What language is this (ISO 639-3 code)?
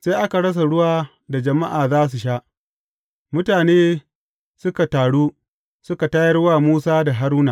hau